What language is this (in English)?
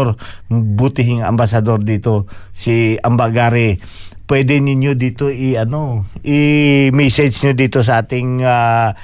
Filipino